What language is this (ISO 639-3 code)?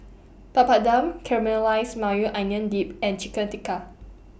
eng